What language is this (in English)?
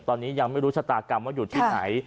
Thai